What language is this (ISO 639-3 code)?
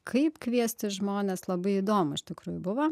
lit